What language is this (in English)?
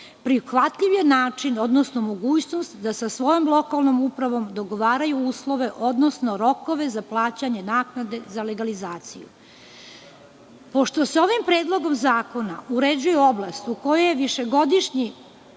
Serbian